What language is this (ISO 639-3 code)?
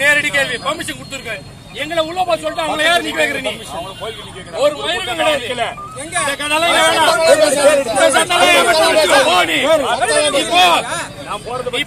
tam